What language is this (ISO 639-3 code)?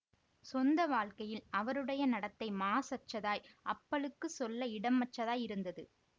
tam